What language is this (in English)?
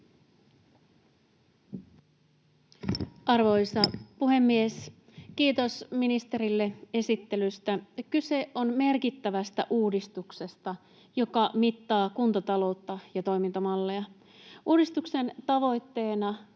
Finnish